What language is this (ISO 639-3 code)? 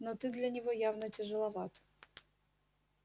rus